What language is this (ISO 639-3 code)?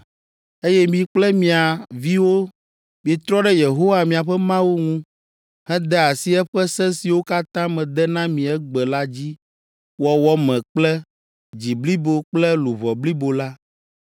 ewe